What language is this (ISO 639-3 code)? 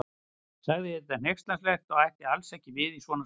isl